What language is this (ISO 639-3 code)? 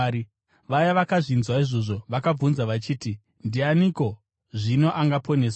sna